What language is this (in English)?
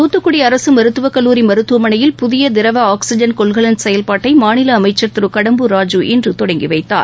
Tamil